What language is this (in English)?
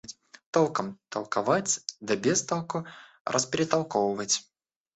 Russian